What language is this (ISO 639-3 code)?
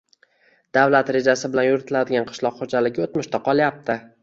uzb